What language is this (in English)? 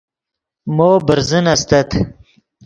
Yidgha